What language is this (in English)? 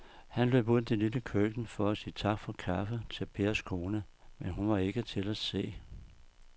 Danish